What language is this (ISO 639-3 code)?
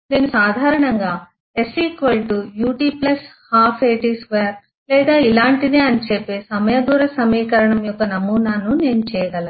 tel